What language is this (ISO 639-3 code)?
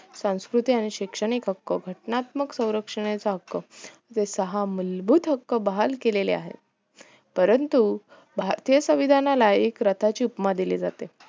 mar